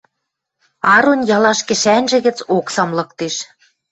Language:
Western Mari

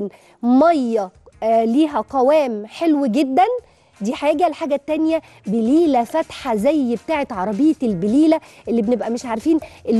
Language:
Arabic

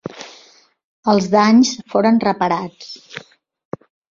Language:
Catalan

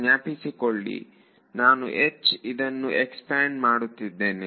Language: Kannada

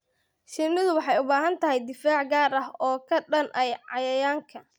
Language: Somali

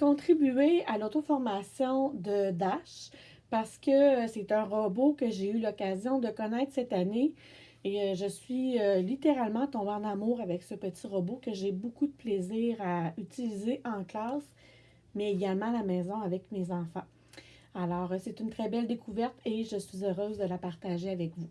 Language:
French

